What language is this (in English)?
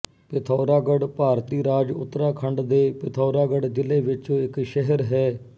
Punjabi